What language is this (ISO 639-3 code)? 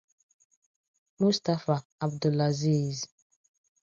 ibo